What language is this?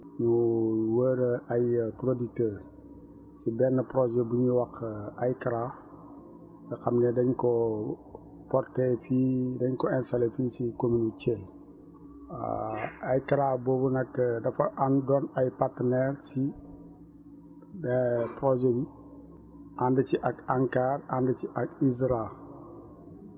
Wolof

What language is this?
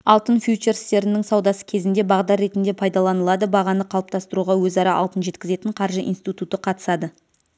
Kazakh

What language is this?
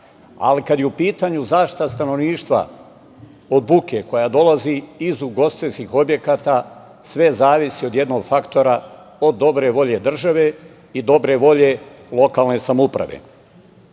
Serbian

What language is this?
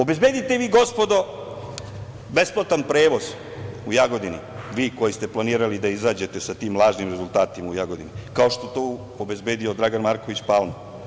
Serbian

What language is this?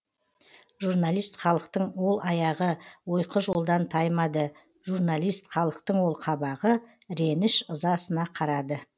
Kazakh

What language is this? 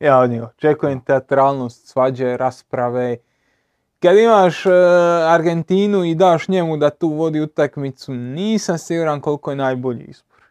Croatian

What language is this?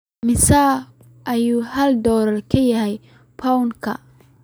Somali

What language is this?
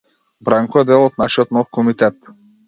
Macedonian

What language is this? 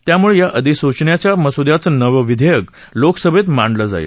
Marathi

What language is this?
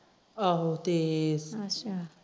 Punjabi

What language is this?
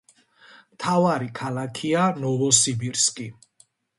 Georgian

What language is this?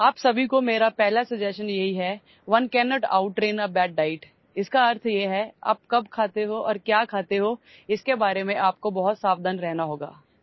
Assamese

